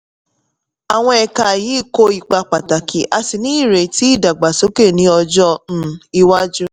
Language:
Yoruba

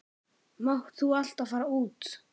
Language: Icelandic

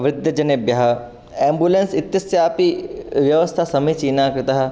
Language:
Sanskrit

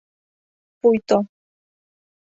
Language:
Mari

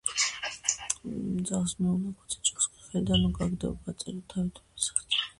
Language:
Georgian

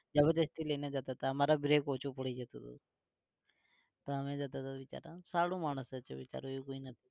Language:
Gujarati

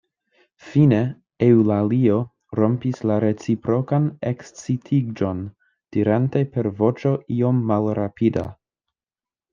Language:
Esperanto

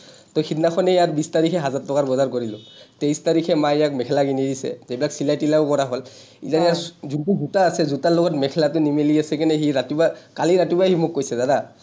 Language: Assamese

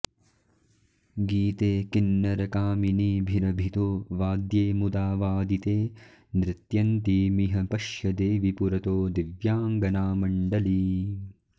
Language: Sanskrit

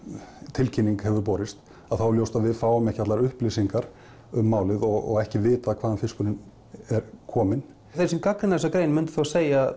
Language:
Icelandic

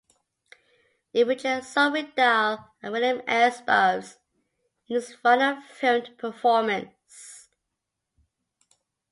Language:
English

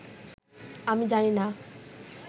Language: Bangla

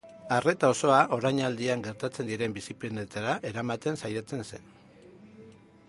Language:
Basque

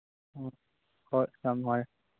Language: Manipuri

